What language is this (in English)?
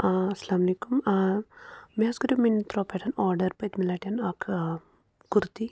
Kashmiri